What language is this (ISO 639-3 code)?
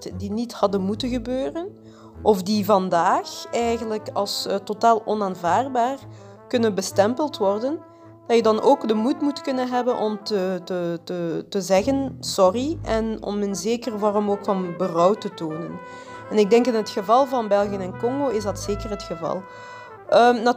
nld